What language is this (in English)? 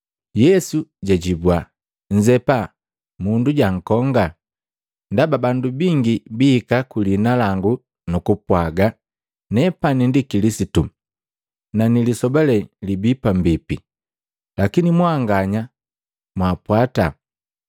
Matengo